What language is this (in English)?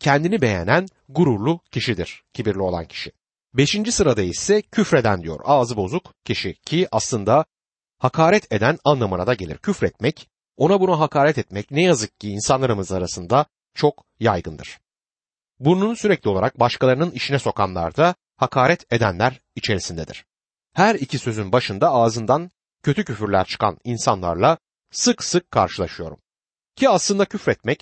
Turkish